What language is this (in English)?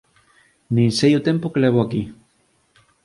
Galician